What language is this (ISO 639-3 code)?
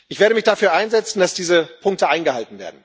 deu